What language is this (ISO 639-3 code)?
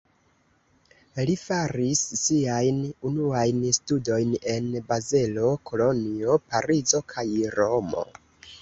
epo